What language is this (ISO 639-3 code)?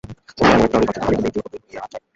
ben